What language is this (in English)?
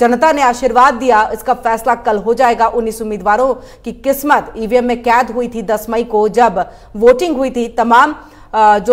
Hindi